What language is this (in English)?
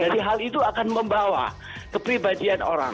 Indonesian